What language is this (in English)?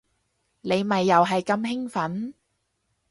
Cantonese